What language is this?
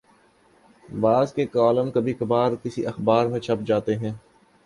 Urdu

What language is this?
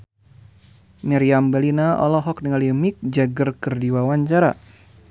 Sundanese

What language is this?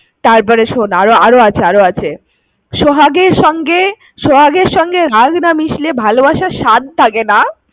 Bangla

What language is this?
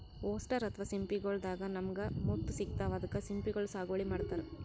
Kannada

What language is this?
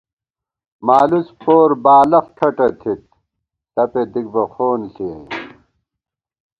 Gawar-Bati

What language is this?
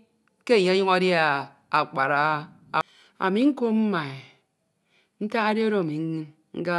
Ito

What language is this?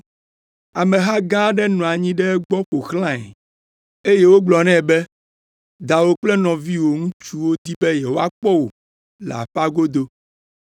Ewe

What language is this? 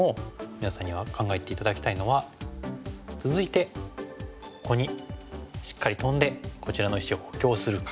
Japanese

